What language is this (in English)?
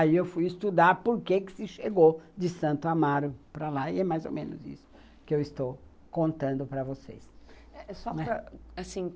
Portuguese